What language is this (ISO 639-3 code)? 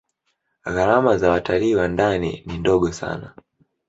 swa